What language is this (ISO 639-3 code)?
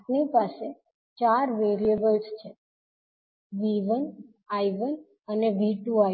guj